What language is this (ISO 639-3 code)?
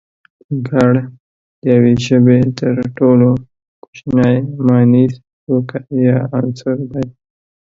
pus